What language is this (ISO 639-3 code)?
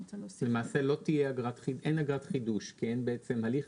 heb